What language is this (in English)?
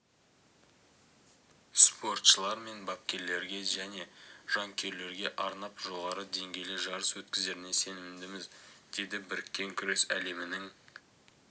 Kazakh